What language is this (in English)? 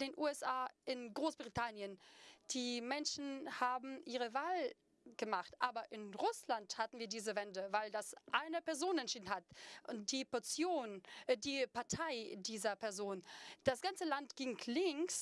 German